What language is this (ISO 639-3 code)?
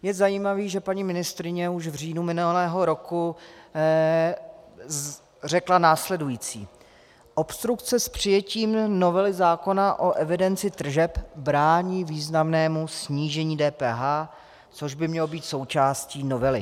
ces